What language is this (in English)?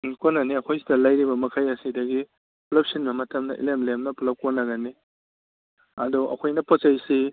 Manipuri